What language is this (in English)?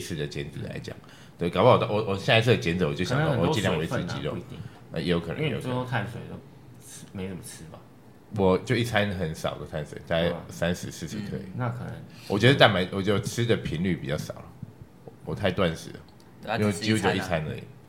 Chinese